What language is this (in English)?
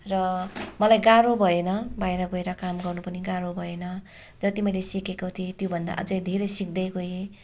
Nepali